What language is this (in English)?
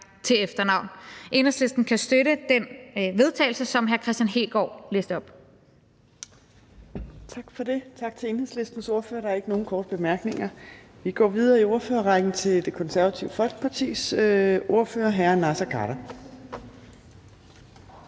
Danish